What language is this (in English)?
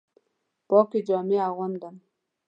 Pashto